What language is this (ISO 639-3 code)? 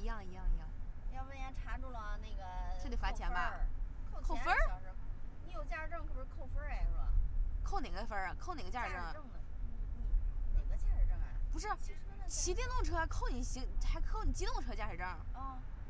zho